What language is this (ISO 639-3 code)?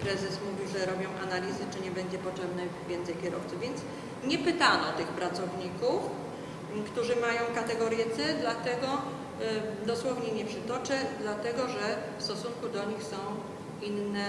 pol